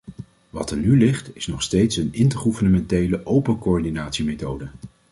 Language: Dutch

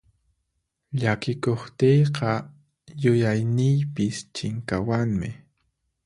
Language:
Puno Quechua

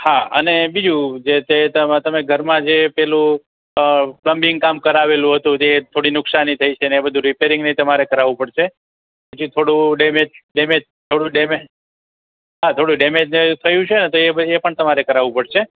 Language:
Gujarati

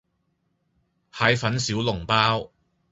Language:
Cantonese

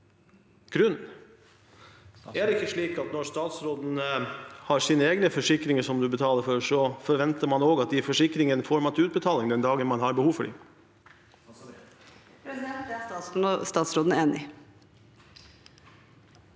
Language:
Norwegian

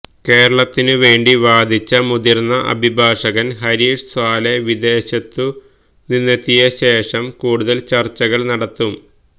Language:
Malayalam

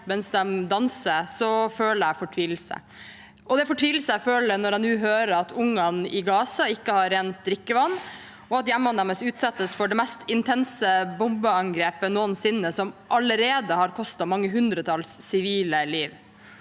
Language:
Norwegian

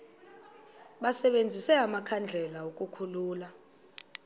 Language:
Xhosa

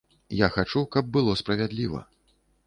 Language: Belarusian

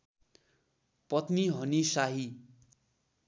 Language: Nepali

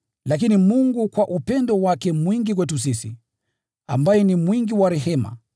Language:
Swahili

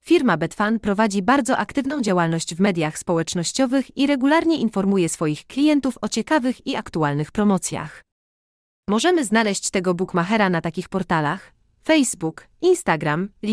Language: Polish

